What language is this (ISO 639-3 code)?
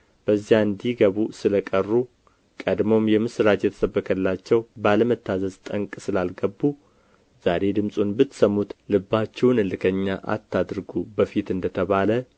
amh